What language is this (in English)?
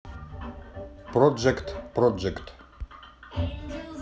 Russian